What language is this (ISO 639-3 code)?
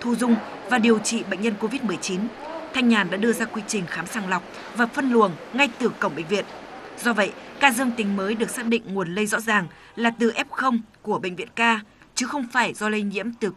vie